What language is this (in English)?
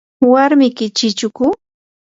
Yanahuanca Pasco Quechua